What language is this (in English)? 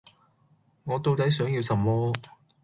Cantonese